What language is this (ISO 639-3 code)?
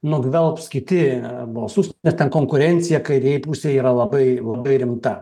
lit